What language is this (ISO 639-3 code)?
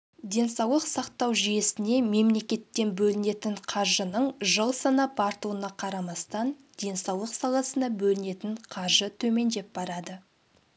kaz